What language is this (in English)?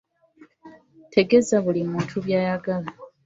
Ganda